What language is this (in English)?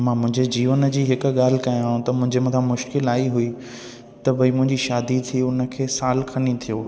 Sindhi